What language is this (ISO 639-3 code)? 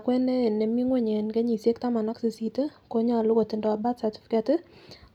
kln